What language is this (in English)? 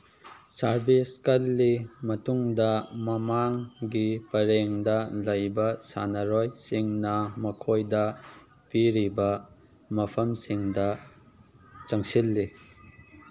Manipuri